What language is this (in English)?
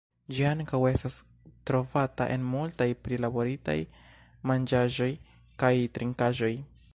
Esperanto